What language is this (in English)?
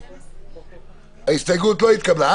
Hebrew